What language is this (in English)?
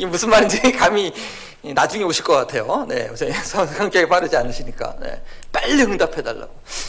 Korean